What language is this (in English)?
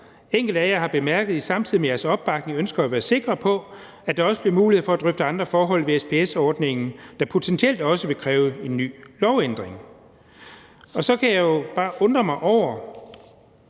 Danish